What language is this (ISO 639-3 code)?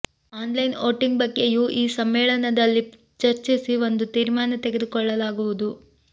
kan